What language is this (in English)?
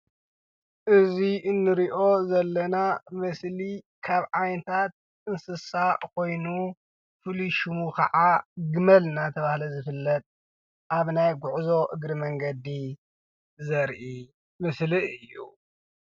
Tigrinya